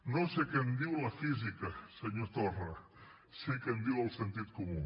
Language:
Catalan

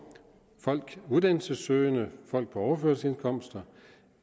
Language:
Danish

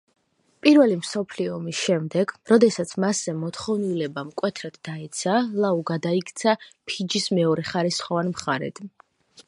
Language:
Georgian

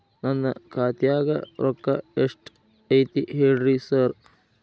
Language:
Kannada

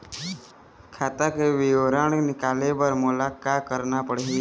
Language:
Chhattisgarhi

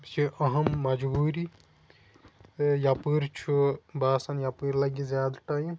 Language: Kashmiri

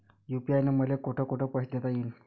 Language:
Marathi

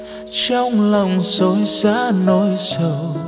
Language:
Vietnamese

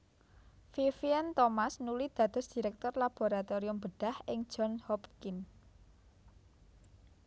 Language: Javanese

